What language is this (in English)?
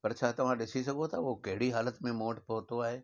Sindhi